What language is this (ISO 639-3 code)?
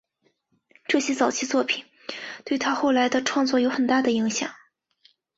zho